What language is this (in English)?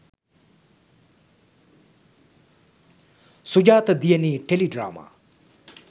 Sinhala